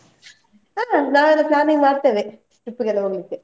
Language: Kannada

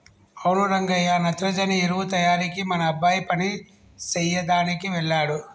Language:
Telugu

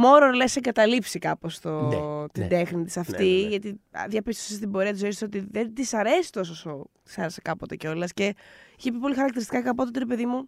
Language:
Greek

